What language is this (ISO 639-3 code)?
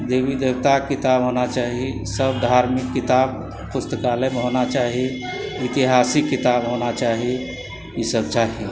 mai